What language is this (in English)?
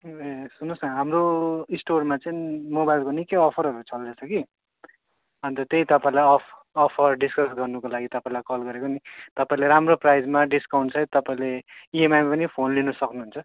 Nepali